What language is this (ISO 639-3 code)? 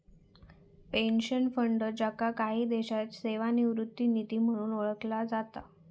mar